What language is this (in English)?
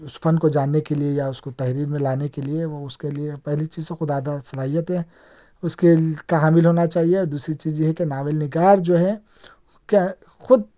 Urdu